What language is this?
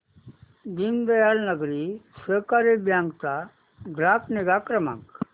Marathi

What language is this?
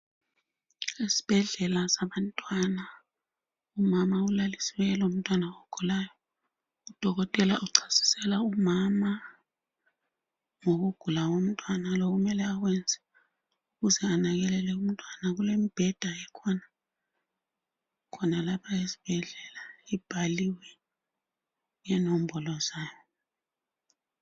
North Ndebele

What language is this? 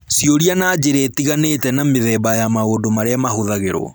Kikuyu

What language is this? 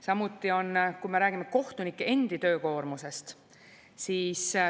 Estonian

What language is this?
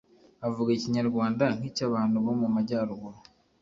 Kinyarwanda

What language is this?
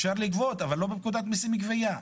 Hebrew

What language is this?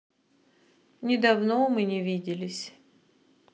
Russian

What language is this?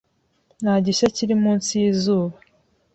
Kinyarwanda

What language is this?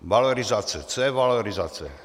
Czech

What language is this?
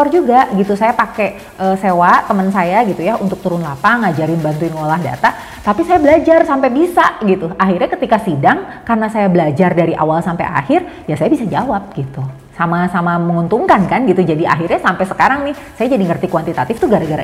Indonesian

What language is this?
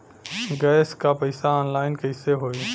Bhojpuri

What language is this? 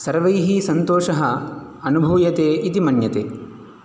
Sanskrit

